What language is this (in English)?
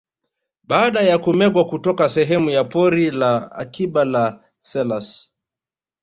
Swahili